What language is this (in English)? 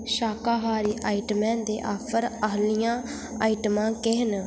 Dogri